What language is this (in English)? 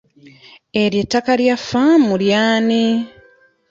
Ganda